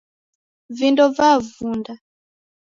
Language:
Taita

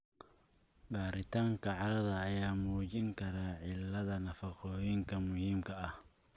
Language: Somali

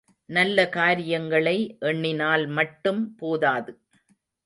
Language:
Tamil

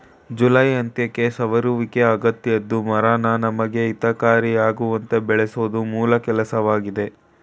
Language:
Kannada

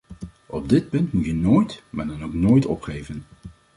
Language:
Dutch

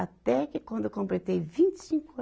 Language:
Portuguese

